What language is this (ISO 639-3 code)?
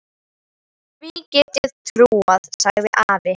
isl